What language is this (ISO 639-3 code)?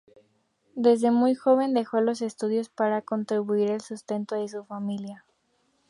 spa